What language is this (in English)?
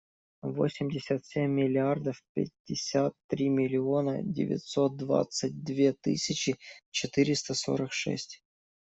Russian